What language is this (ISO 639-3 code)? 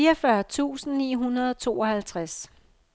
dan